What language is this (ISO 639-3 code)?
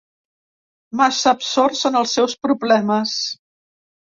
cat